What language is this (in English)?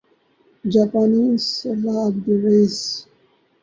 Urdu